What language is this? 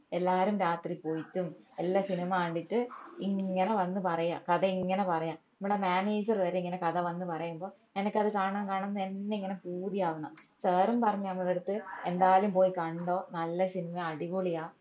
Malayalam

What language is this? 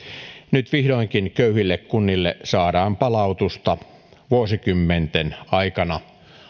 Finnish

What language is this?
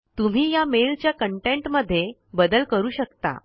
Marathi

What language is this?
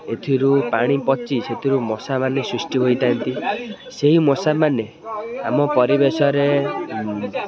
Odia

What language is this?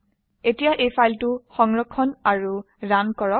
Assamese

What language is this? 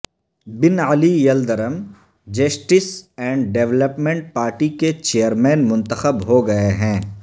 Urdu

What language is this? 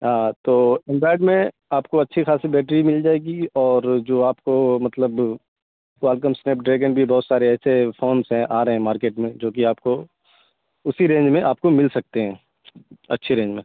Urdu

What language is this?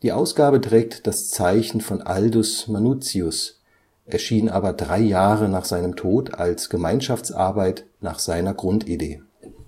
German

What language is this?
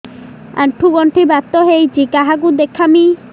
Odia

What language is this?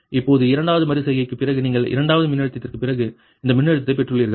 Tamil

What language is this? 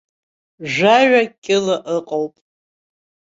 Abkhazian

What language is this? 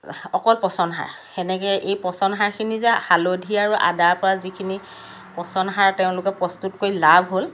Assamese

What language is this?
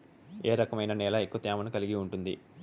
Telugu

